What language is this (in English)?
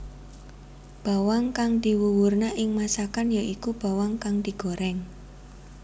Javanese